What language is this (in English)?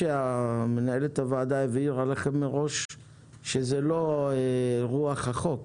Hebrew